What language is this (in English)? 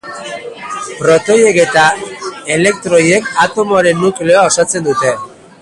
Basque